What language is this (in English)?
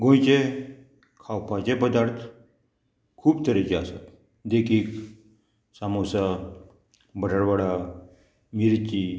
Konkani